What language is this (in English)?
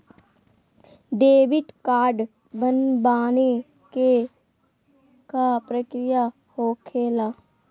Magahi